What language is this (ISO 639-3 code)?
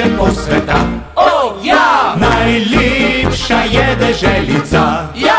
slv